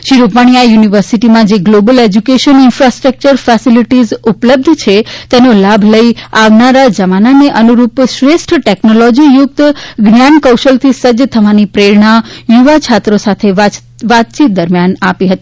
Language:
Gujarati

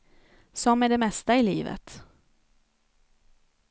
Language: Swedish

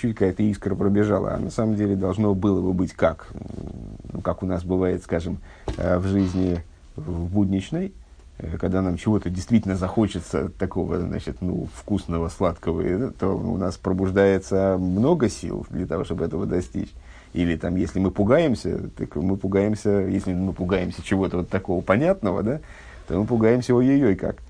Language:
Russian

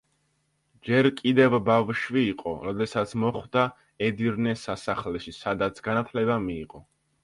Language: Georgian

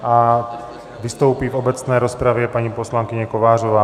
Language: Czech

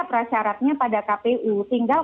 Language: Indonesian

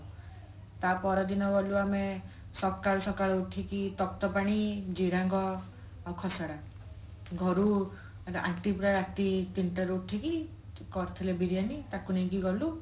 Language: Odia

